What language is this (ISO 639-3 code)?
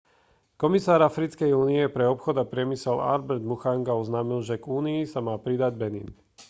slk